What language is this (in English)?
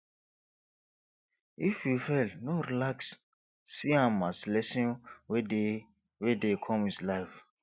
Nigerian Pidgin